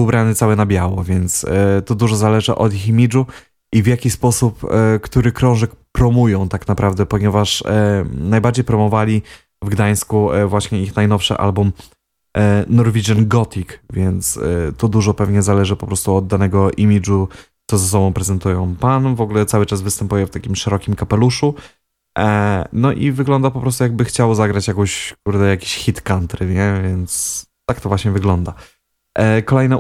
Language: Polish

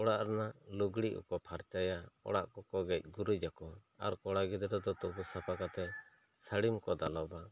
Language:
Santali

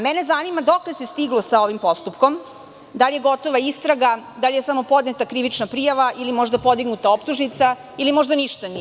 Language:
Serbian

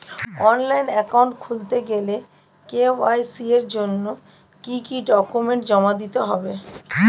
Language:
Bangla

